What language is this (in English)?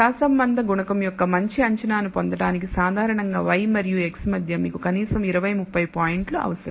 Telugu